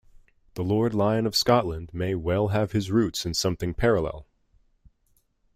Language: English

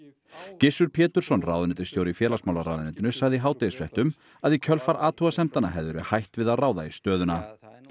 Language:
Icelandic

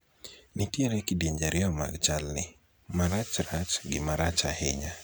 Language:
Luo (Kenya and Tanzania)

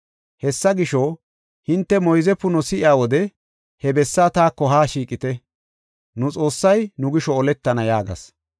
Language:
Gofa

